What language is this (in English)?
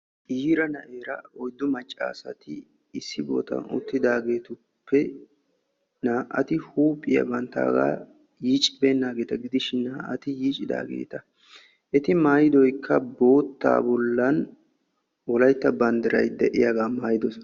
Wolaytta